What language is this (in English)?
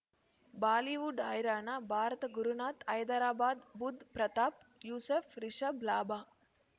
Kannada